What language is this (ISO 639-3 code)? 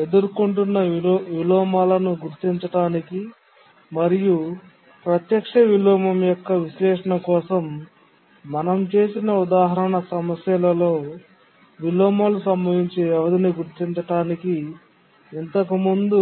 tel